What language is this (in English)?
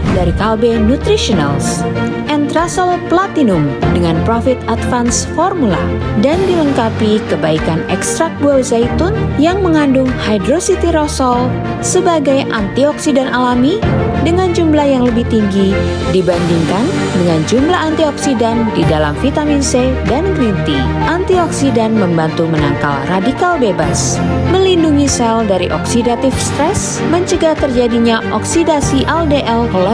Indonesian